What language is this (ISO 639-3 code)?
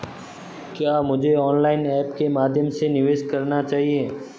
hin